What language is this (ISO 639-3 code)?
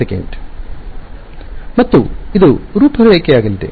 kan